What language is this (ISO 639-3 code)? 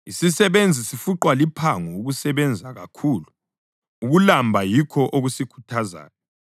nde